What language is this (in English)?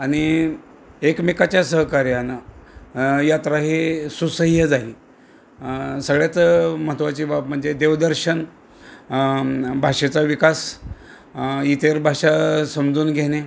Marathi